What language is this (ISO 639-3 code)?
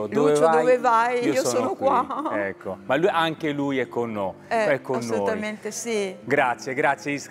ita